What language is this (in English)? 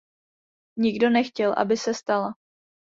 Czech